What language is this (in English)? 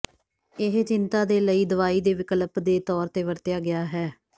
Punjabi